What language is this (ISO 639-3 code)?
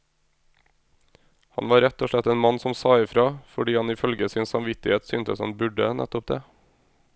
nor